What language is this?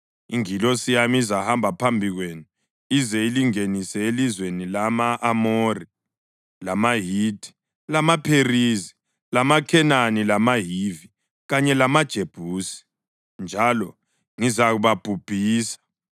North Ndebele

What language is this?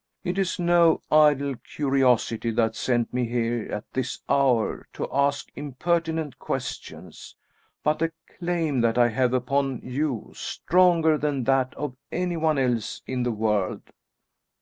English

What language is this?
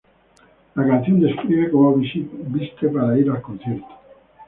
Spanish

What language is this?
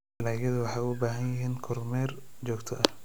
Somali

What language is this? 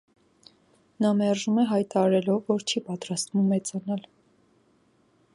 Armenian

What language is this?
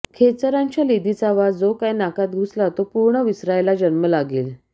Marathi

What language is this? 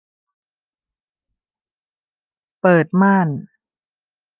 Thai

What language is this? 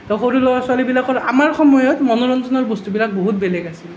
Assamese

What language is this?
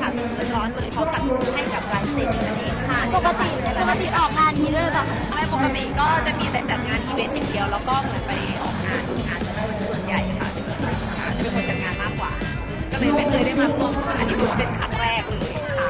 Thai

